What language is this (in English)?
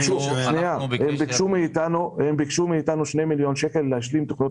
Hebrew